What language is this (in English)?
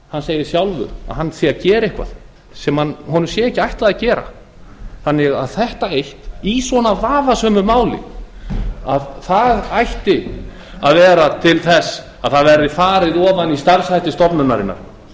Icelandic